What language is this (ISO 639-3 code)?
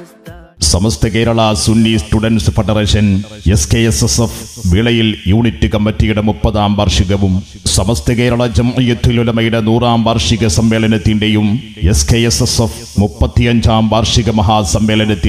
mal